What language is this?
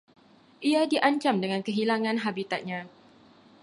Malay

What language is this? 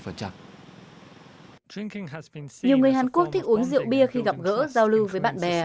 Vietnamese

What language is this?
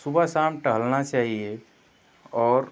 Hindi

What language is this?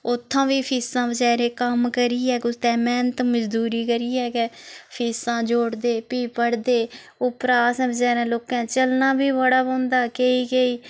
Dogri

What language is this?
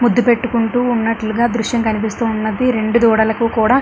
Telugu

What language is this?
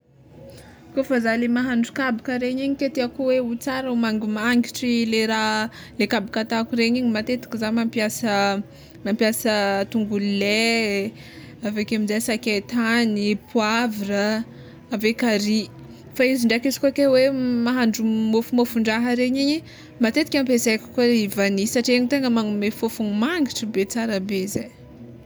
Tsimihety Malagasy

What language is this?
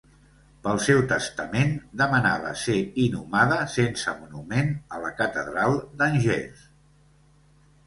Catalan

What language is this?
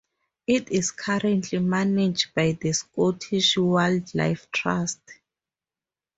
English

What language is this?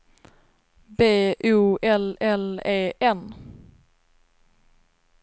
Swedish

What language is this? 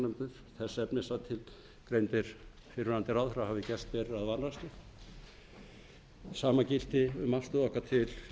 Icelandic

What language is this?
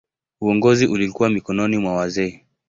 Swahili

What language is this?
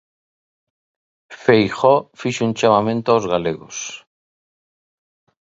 Galician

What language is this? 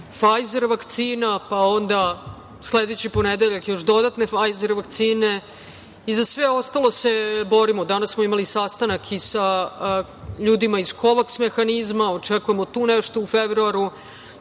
Serbian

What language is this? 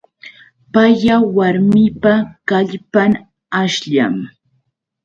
Yauyos Quechua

